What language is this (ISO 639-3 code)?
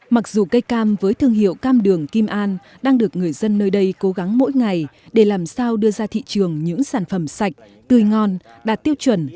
vie